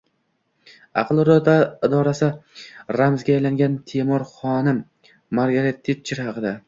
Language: Uzbek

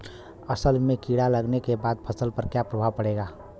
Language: Bhojpuri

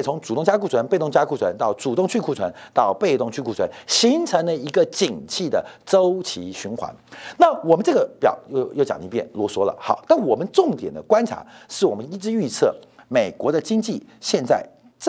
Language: Chinese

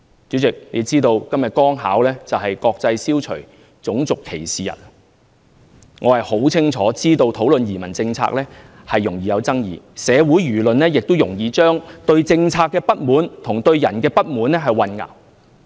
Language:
Cantonese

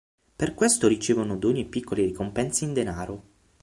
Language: Italian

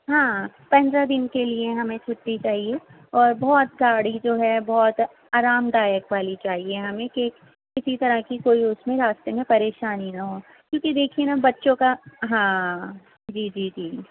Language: Urdu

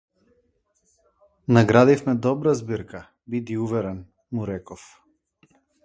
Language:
Macedonian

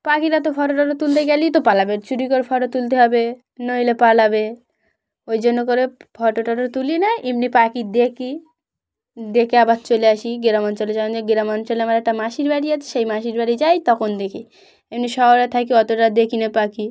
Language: Bangla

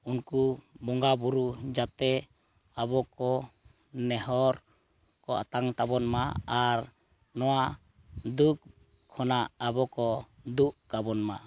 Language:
Santali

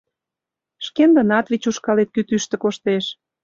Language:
Mari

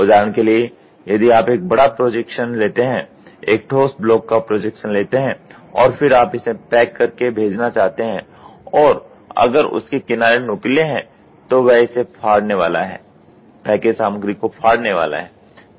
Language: Hindi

